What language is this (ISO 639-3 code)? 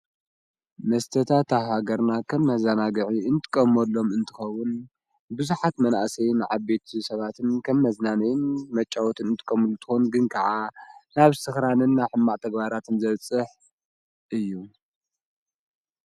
tir